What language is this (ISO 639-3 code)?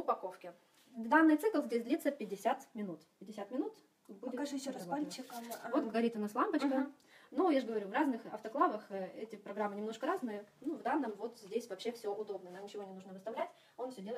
rus